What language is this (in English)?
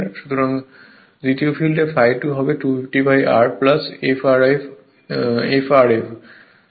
Bangla